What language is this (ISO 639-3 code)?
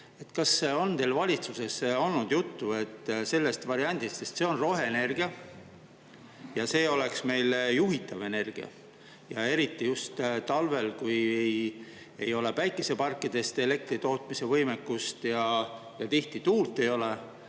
est